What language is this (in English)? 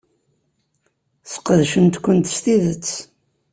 Kabyle